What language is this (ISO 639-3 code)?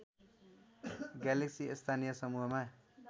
nep